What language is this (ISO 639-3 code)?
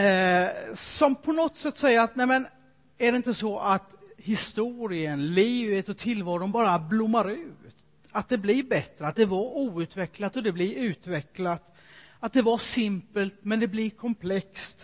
swe